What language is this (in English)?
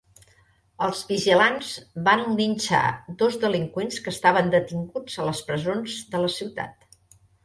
Catalan